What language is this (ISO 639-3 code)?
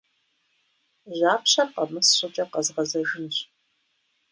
kbd